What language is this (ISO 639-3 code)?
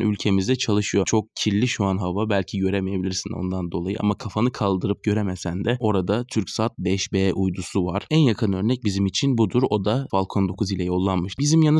tur